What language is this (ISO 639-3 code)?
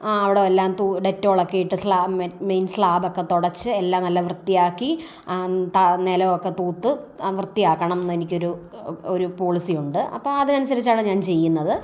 mal